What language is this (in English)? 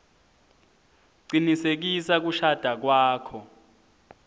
Swati